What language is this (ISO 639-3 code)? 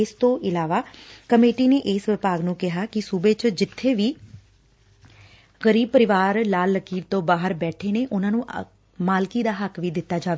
pan